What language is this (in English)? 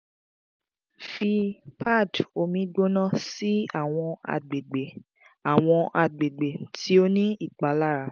Yoruba